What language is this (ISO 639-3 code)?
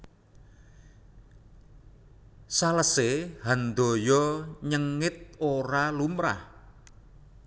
jav